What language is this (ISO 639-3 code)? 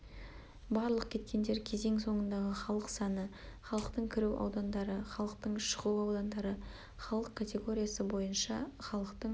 kaz